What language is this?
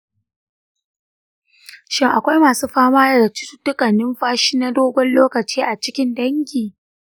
Hausa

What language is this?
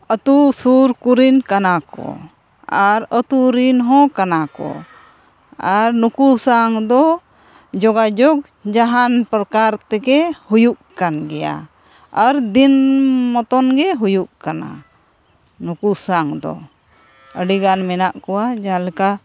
Santali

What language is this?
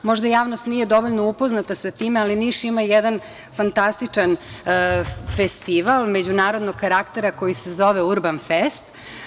Serbian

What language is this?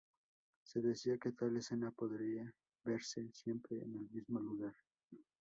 Spanish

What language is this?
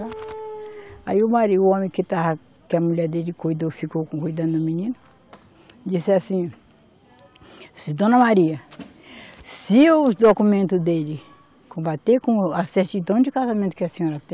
Portuguese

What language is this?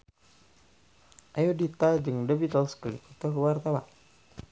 Sundanese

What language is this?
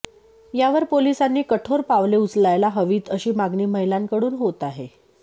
Marathi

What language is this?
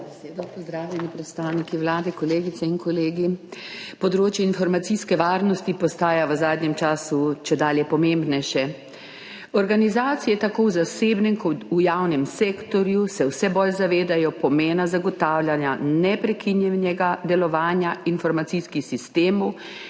Slovenian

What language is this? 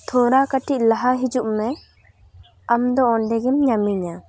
Santali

